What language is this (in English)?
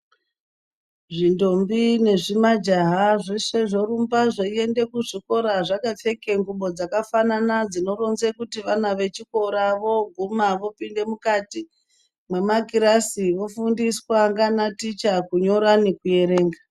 Ndau